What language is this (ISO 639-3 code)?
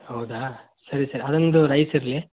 kan